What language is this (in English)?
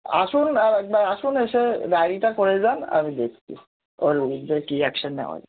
Bangla